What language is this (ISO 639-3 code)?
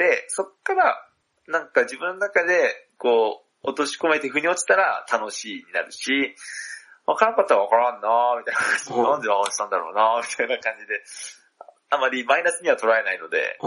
jpn